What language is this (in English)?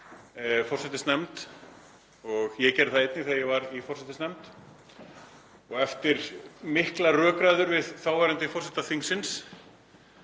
Icelandic